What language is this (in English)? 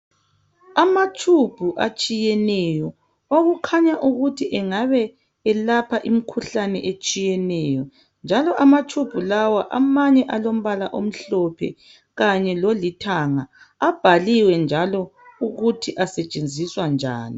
North Ndebele